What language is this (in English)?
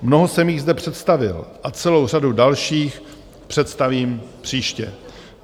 Czech